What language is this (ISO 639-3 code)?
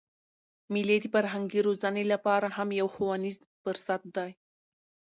pus